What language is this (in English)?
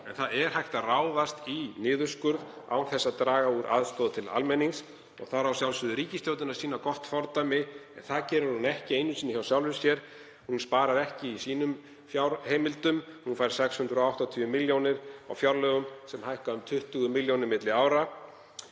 Icelandic